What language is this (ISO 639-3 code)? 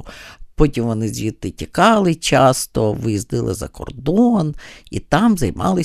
ukr